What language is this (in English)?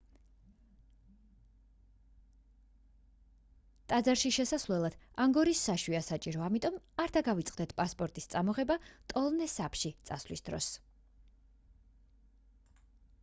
Georgian